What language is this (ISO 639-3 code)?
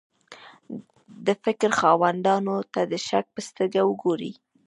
pus